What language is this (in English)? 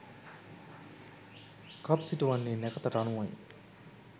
Sinhala